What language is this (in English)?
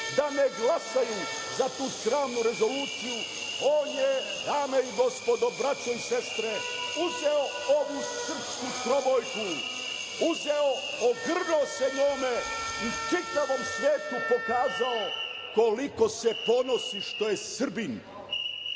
Serbian